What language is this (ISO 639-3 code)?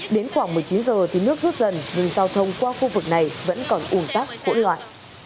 vie